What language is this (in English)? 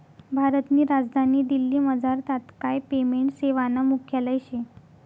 Marathi